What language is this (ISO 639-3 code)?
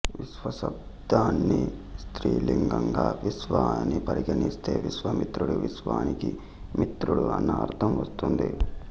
tel